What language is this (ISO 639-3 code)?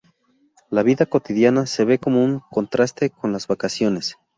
spa